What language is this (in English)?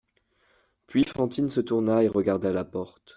French